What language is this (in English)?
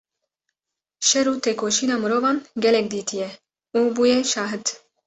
Kurdish